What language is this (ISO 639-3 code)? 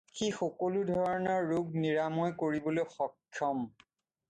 asm